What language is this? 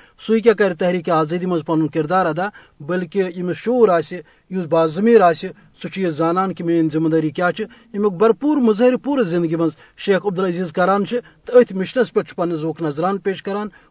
Urdu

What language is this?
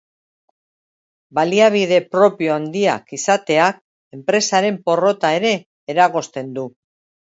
Basque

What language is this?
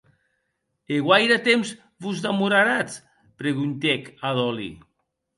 Occitan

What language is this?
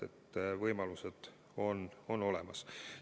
Estonian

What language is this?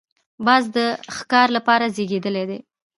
Pashto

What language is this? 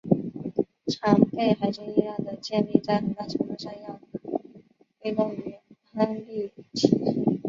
Chinese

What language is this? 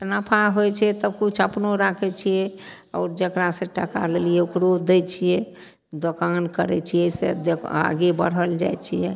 Maithili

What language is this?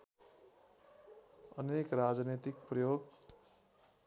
Nepali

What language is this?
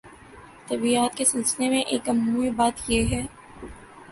Urdu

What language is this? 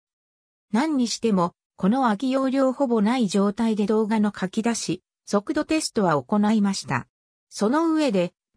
Japanese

